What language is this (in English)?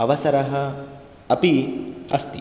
Sanskrit